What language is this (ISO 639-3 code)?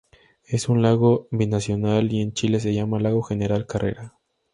spa